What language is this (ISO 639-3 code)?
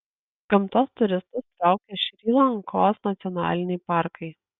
lit